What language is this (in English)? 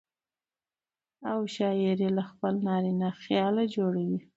Pashto